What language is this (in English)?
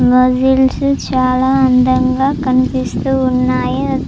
Telugu